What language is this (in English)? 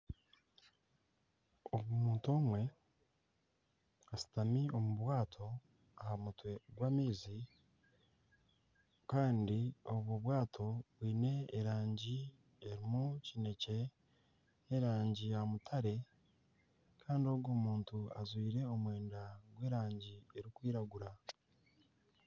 Nyankole